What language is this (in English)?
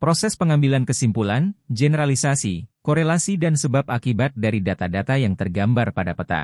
Indonesian